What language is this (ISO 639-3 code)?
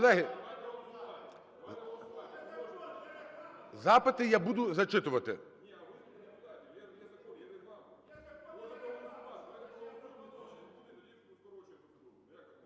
ukr